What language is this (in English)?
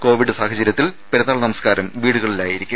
Malayalam